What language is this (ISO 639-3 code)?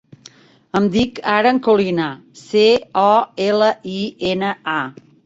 cat